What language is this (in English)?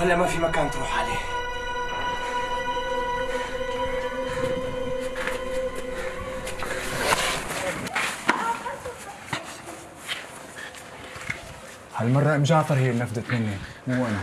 Arabic